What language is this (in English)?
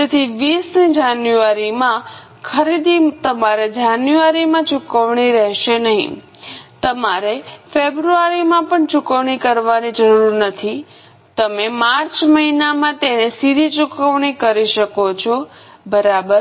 Gujarati